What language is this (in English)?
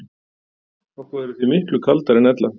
Icelandic